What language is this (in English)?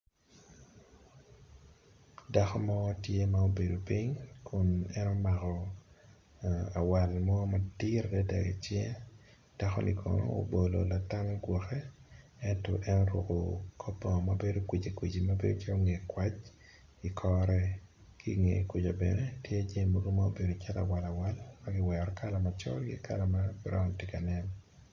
Acoli